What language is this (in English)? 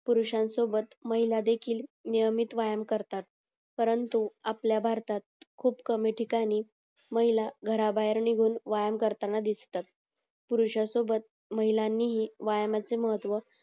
Marathi